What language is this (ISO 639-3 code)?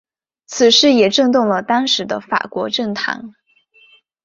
zho